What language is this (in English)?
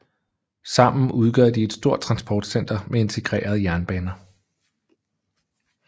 Danish